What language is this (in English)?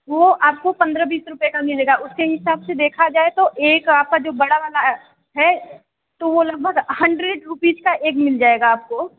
Hindi